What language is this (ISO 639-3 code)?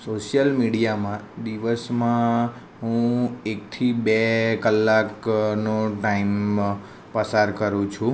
guj